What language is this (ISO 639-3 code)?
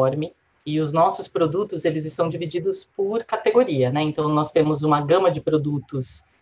por